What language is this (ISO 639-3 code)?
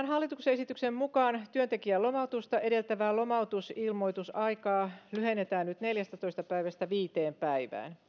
fin